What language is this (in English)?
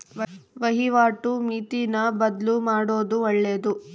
Kannada